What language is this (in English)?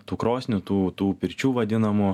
Lithuanian